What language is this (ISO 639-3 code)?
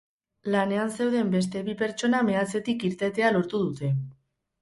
eus